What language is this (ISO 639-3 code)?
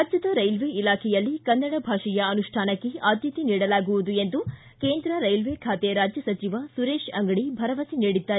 kan